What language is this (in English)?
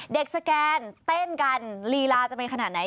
Thai